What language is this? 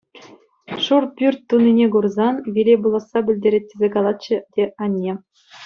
Chuvash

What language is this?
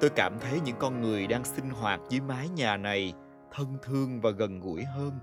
Vietnamese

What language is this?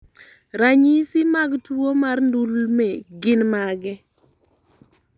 Luo (Kenya and Tanzania)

